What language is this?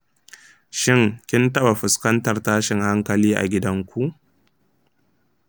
Hausa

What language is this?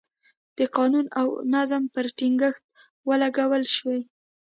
Pashto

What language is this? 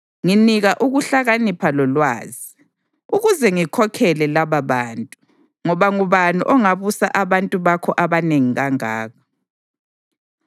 North Ndebele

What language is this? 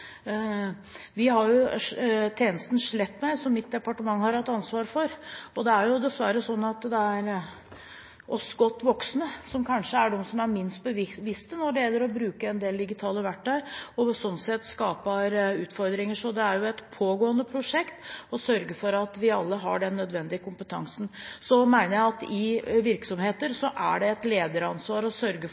Norwegian Bokmål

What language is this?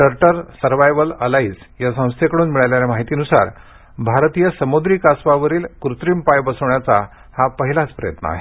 Marathi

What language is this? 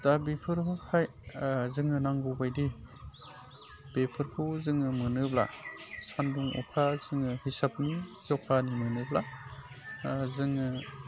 Bodo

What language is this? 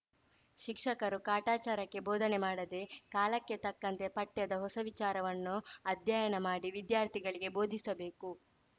Kannada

